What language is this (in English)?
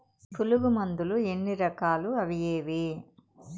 Telugu